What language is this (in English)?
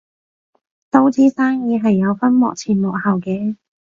Cantonese